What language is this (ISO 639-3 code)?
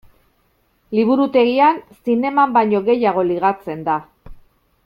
eus